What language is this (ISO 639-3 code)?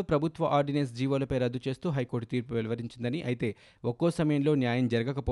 tel